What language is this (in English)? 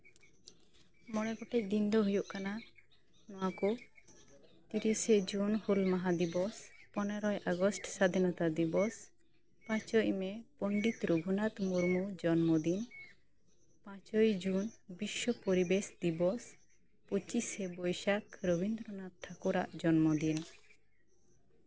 Santali